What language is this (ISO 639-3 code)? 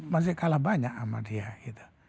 ind